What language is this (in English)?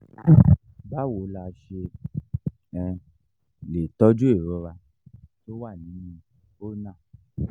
Yoruba